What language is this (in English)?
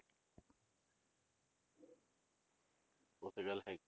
Punjabi